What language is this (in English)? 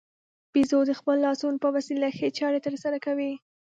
Pashto